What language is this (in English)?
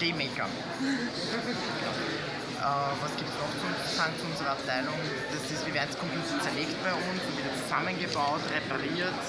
German